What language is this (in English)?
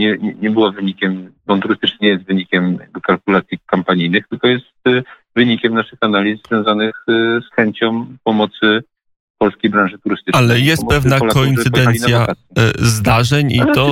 Polish